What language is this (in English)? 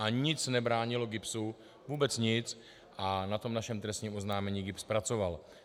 Czech